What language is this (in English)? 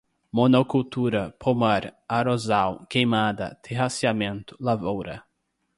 Portuguese